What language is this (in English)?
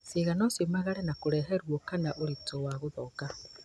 Kikuyu